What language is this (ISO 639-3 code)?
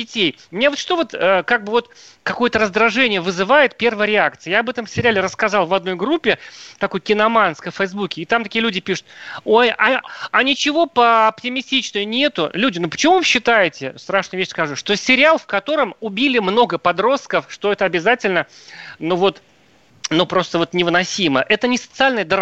rus